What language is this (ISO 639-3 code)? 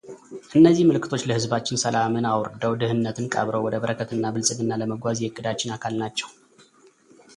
amh